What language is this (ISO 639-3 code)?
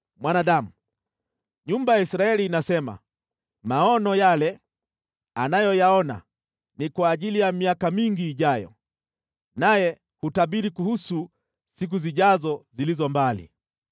swa